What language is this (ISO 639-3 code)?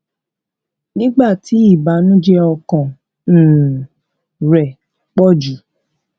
yor